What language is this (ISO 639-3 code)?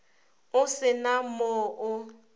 nso